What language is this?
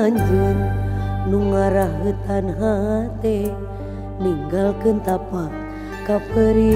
Indonesian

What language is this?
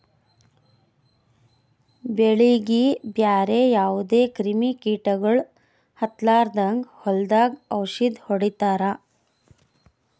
Kannada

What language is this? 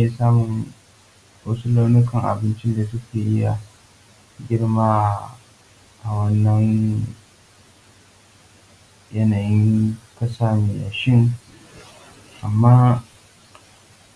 Hausa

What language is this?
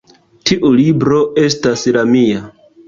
Esperanto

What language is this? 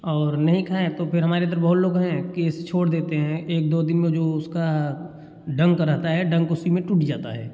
Hindi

